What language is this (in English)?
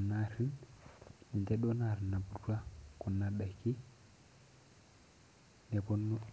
Masai